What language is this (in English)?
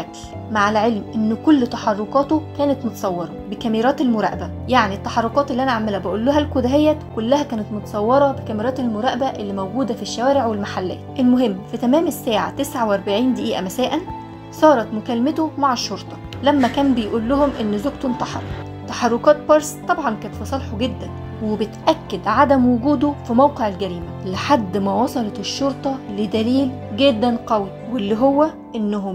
Arabic